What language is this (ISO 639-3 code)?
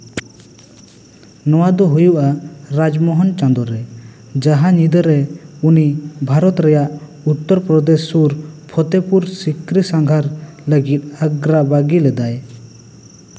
sat